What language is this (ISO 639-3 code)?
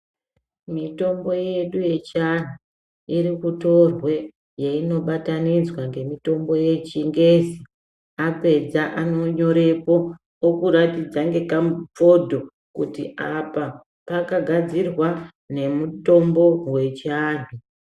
ndc